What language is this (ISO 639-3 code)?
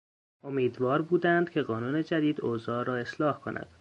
fas